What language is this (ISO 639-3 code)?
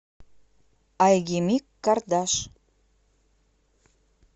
rus